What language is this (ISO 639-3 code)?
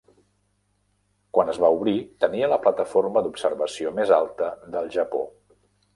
cat